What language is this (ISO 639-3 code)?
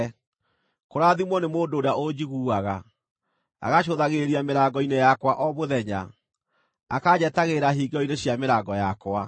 kik